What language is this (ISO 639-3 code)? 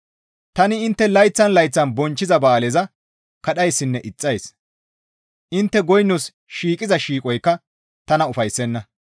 gmv